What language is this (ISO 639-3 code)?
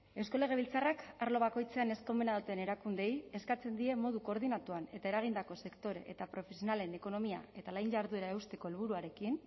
eus